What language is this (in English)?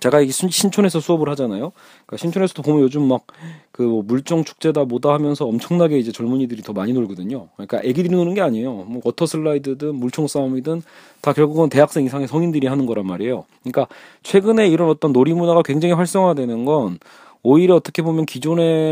Korean